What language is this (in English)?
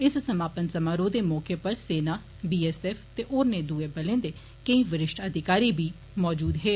Dogri